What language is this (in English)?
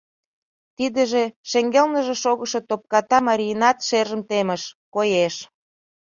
Mari